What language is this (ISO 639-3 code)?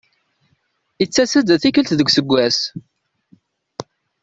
kab